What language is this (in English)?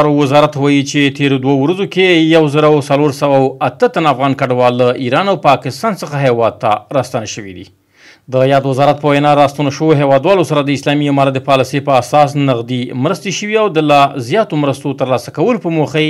Persian